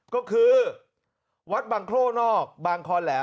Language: Thai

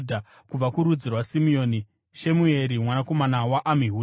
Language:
Shona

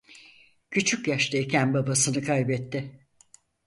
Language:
Turkish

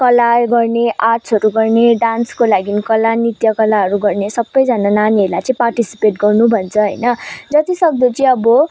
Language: Nepali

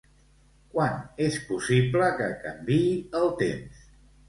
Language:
Catalan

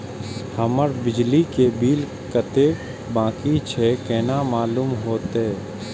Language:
Maithili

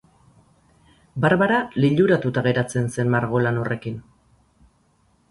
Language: Basque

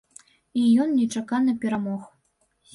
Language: Belarusian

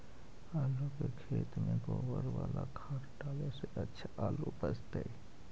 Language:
Magahi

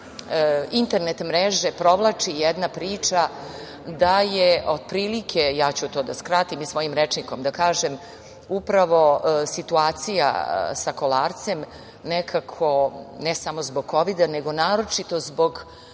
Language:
Serbian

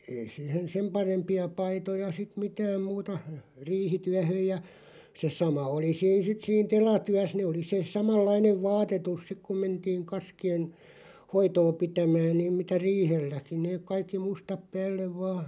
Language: Finnish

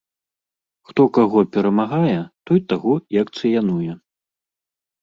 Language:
Belarusian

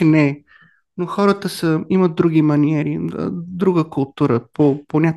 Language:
Bulgarian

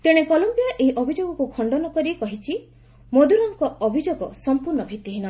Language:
Odia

